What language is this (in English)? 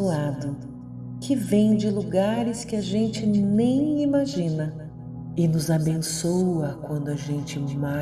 Portuguese